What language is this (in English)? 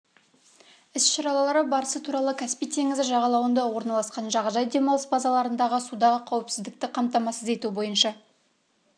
Kazakh